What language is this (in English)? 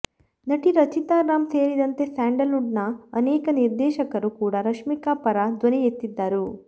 Kannada